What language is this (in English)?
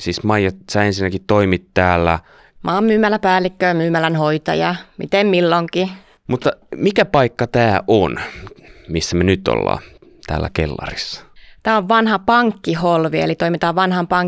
Finnish